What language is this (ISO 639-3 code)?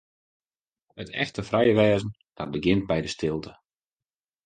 fry